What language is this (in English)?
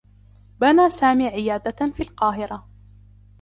Arabic